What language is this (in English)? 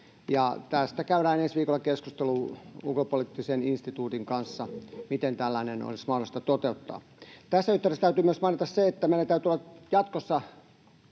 Finnish